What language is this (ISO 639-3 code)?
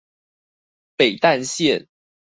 zho